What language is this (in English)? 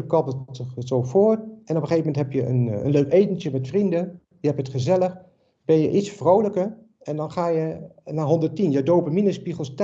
Dutch